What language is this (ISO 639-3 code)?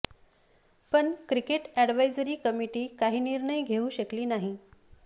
mar